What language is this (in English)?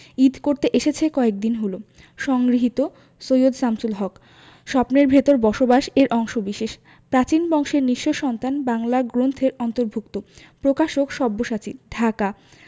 Bangla